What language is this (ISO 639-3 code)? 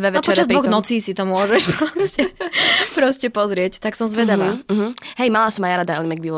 slk